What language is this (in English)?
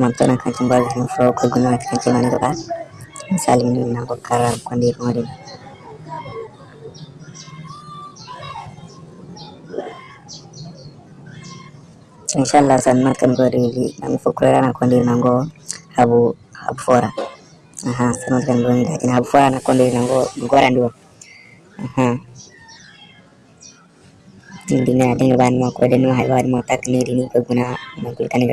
Hausa